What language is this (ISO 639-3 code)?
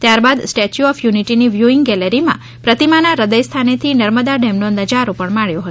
guj